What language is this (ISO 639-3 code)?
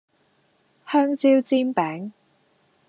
yue